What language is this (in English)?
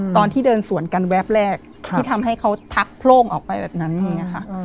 Thai